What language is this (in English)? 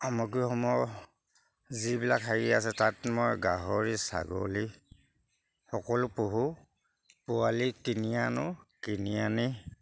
Assamese